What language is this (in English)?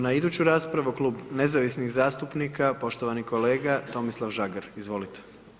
Croatian